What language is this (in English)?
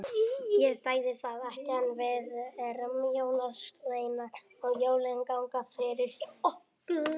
Icelandic